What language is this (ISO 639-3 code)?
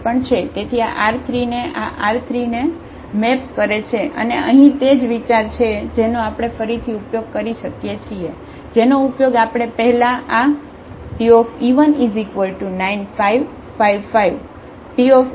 guj